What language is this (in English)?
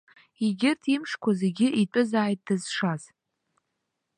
Abkhazian